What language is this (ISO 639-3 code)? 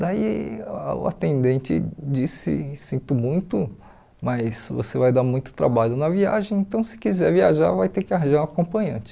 por